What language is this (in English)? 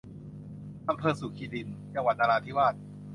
Thai